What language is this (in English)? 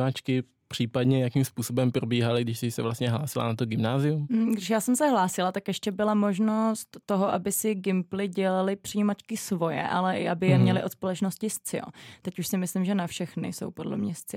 Czech